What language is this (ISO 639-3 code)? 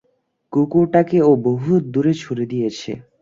ben